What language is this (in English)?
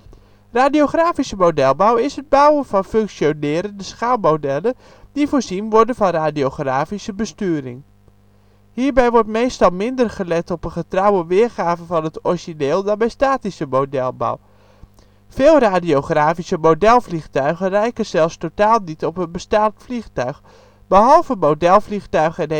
Dutch